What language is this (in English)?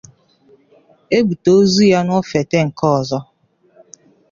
Igbo